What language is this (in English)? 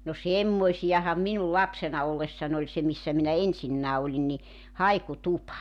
Finnish